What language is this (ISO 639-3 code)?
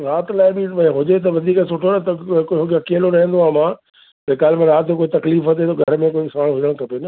snd